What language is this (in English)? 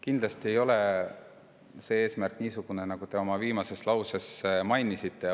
Estonian